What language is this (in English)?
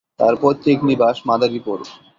Bangla